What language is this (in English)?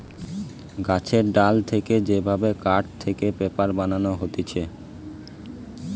Bangla